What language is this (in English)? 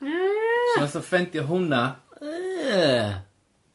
Welsh